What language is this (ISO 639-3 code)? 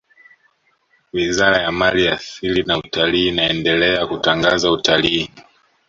swa